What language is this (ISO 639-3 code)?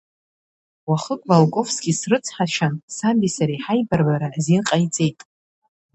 abk